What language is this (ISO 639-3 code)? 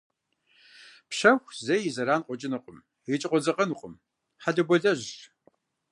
kbd